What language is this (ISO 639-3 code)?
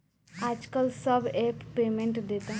bho